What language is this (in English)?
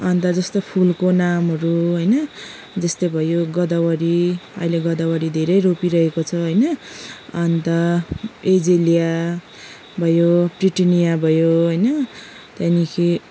Nepali